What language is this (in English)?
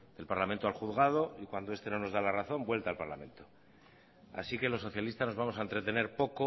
Spanish